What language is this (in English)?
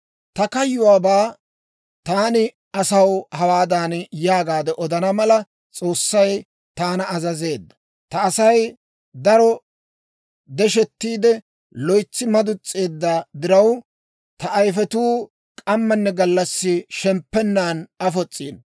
Dawro